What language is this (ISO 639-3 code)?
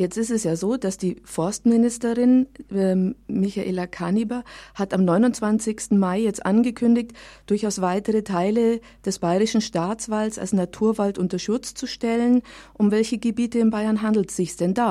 deu